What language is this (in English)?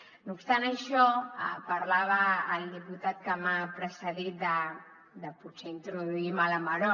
Catalan